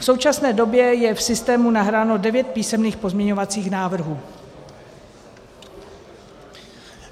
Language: Czech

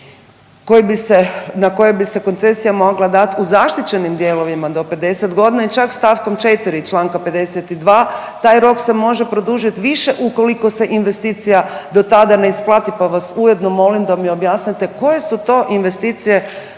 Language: Croatian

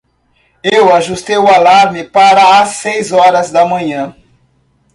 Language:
Portuguese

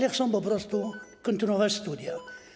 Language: Polish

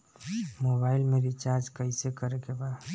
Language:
Bhojpuri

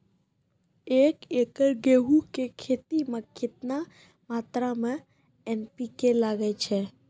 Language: Maithili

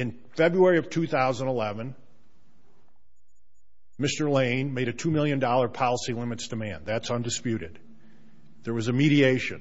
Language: English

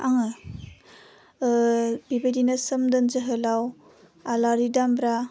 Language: Bodo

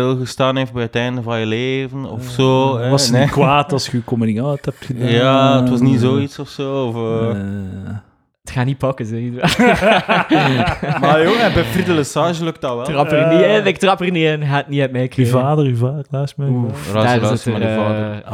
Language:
Dutch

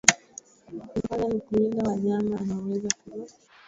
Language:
Swahili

